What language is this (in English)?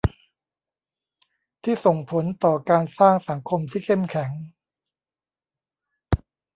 Thai